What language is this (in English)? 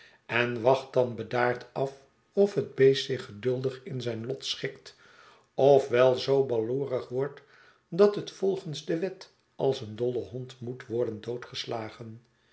Dutch